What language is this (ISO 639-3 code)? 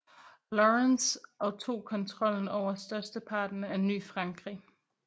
dan